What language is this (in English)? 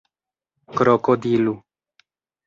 Esperanto